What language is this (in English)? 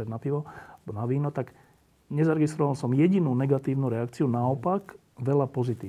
Slovak